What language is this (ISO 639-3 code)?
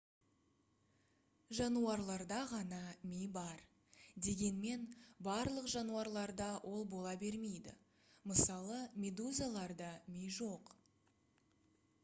kaz